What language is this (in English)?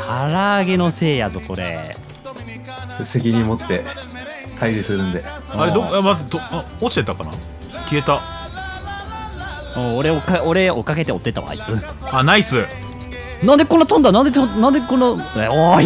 Japanese